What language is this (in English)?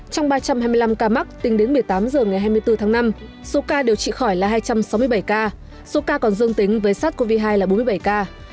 Vietnamese